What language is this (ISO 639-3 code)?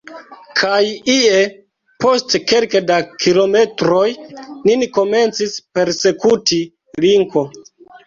epo